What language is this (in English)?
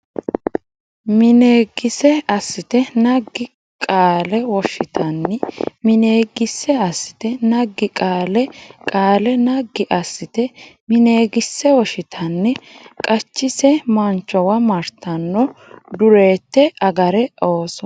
Sidamo